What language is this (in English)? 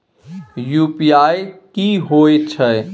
Maithili